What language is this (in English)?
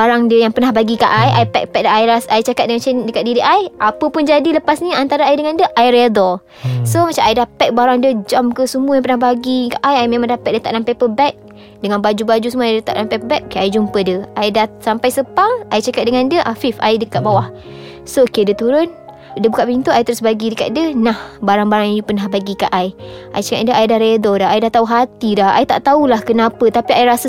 Malay